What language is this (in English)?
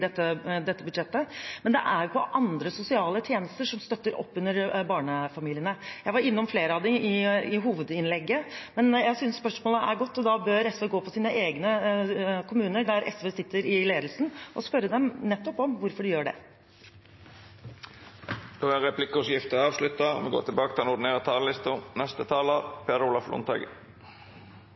Norwegian